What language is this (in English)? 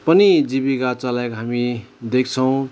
Nepali